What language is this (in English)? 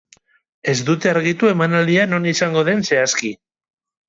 Basque